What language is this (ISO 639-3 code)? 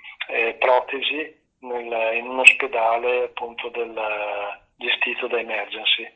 ita